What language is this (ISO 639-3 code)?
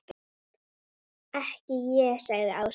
isl